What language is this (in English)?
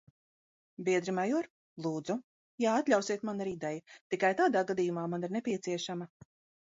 Latvian